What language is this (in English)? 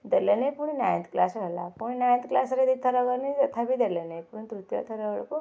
Odia